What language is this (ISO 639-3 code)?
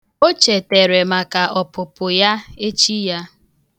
ibo